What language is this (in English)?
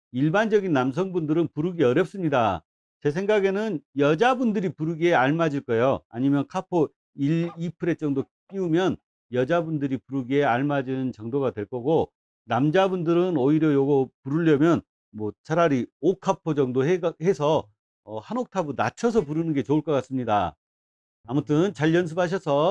Korean